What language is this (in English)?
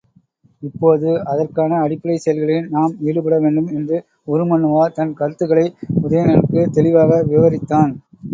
Tamil